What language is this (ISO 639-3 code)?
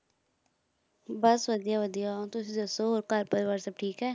pan